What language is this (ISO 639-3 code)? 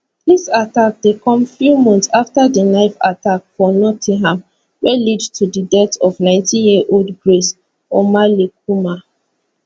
pcm